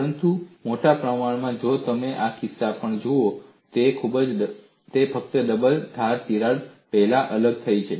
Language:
Gujarati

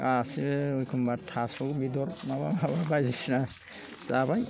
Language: Bodo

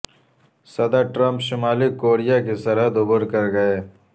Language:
Urdu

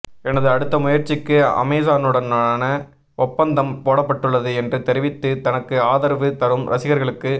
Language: Tamil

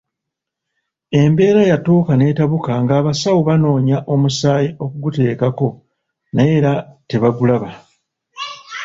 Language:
Ganda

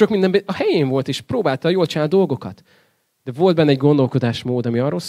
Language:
Hungarian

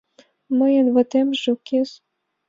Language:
Mari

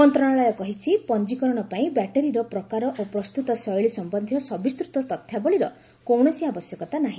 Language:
Odia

